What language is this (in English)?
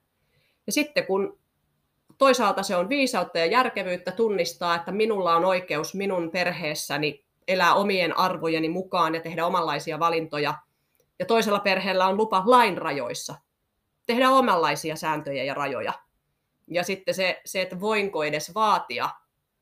Finnish